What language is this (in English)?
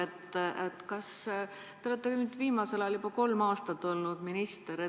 Estonian